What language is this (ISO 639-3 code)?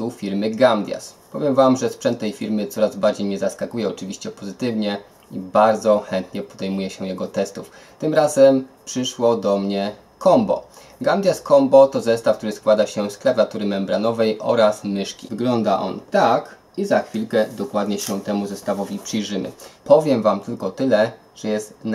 pol